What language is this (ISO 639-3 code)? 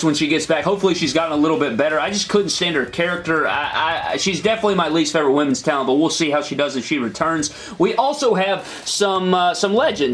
eng